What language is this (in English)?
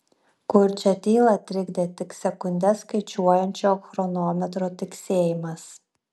Lithuanian